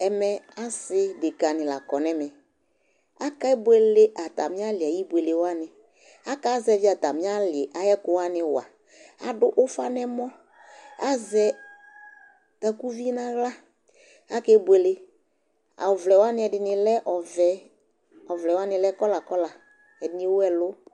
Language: Ikposo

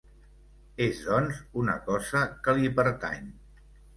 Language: Catalan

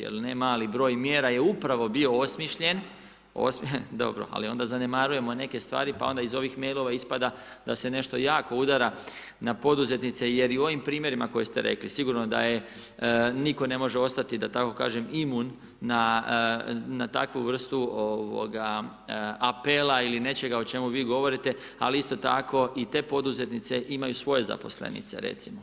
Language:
Croatian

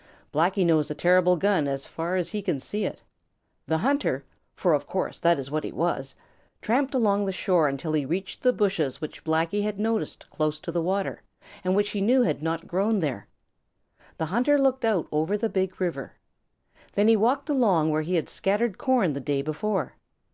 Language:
English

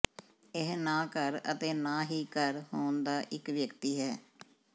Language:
Punjabi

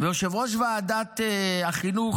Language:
Hebrew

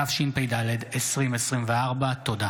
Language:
Hebrew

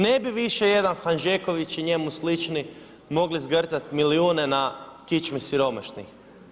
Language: Croatian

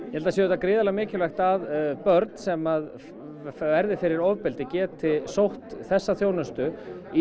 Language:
Icelandic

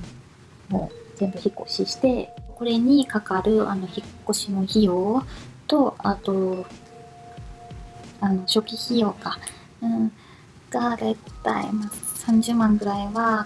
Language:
Japanese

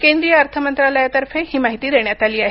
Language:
Marathi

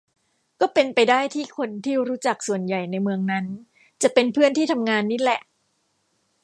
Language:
Thai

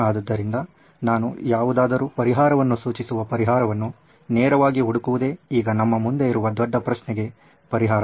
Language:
Kannada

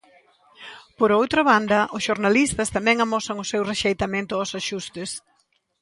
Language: Galician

